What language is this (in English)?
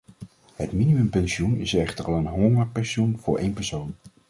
Dutch